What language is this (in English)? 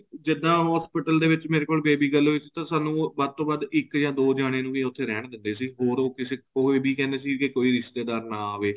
Punjabi